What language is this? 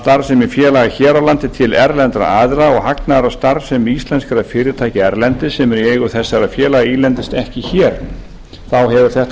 Icelandic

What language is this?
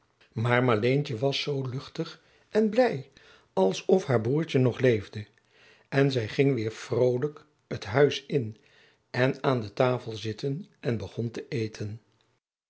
Dutch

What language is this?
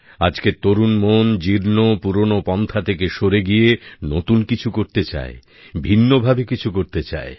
Bangla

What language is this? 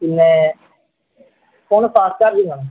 Malayalam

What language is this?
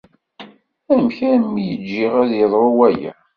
Kabyle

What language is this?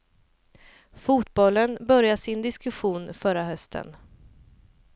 Swedish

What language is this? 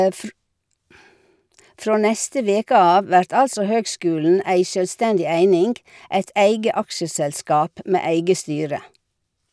Norwegian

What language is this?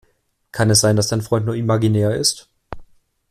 German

